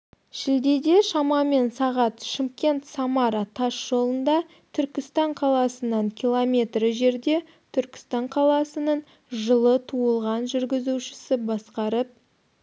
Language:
Kazakh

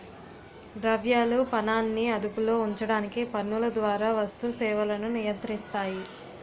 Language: Telugu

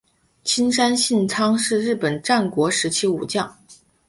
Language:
Chinese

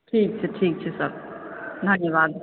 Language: Maithili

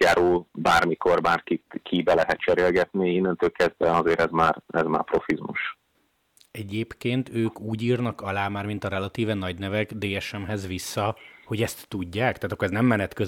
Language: Hungarian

